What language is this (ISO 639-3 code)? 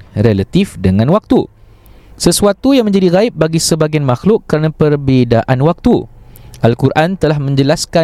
msa